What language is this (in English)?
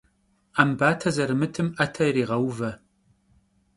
Kabardian